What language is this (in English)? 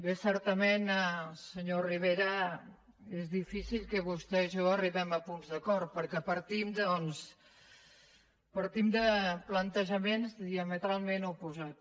Catalan